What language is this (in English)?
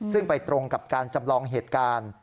Thai